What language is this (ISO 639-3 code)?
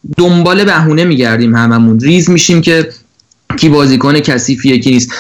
fas